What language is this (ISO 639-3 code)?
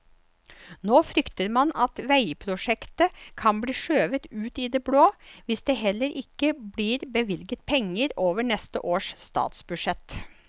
nor